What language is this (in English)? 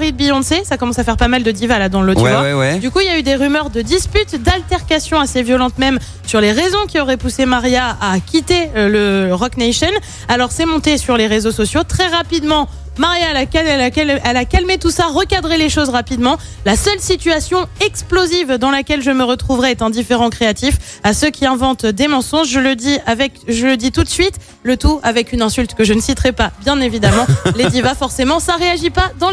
French